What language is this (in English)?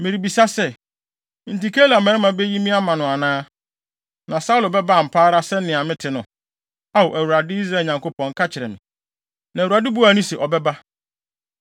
Akan